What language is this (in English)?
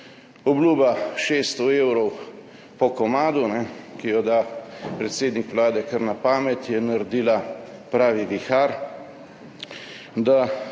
Slovenian